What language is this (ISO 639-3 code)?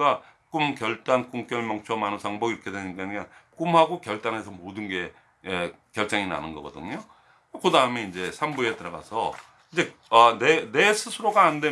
kor